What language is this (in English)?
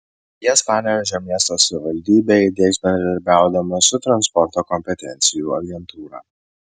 Lithuanian